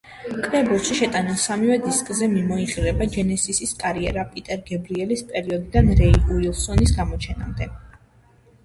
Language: Georgian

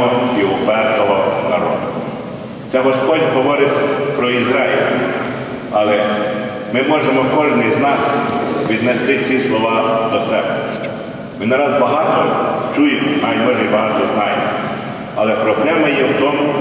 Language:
Ukrainian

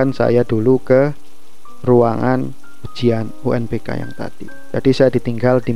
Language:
Indonesian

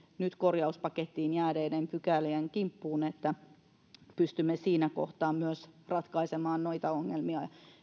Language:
Finnish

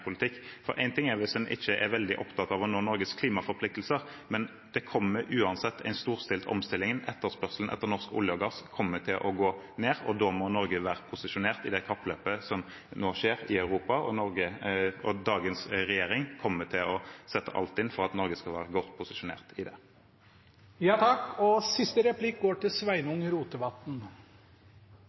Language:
Norwegian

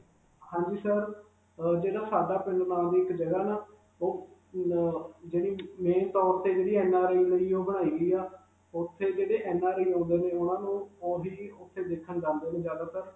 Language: Punjabi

